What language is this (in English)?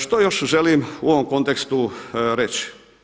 Croatian